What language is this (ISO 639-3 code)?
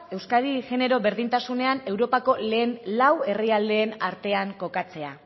eus